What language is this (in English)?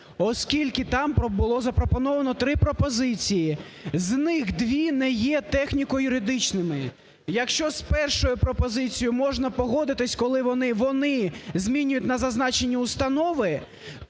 Ukrainian